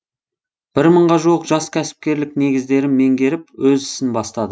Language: Kazakh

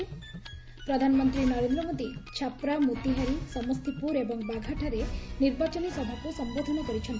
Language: Odia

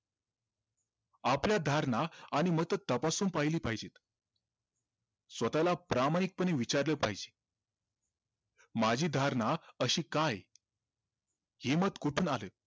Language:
Marathi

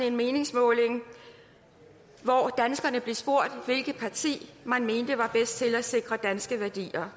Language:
Danish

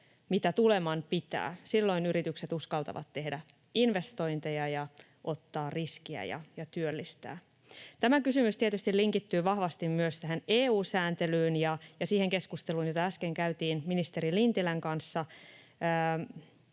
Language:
Finnish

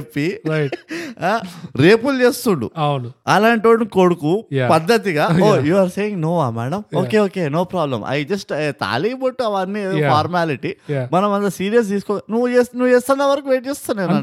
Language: Telugu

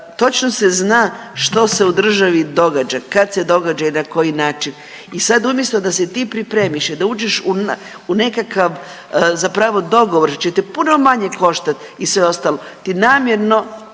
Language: Croatian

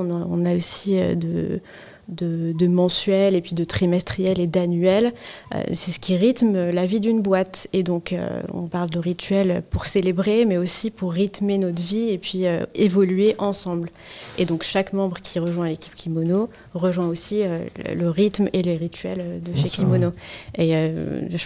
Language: French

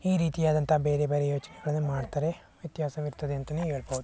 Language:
Kannada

